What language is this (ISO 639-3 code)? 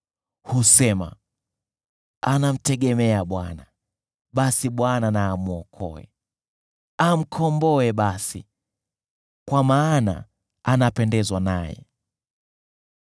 swa